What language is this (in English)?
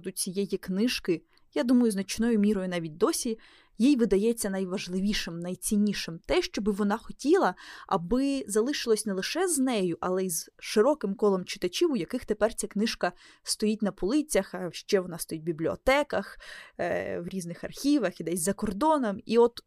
Ukrainian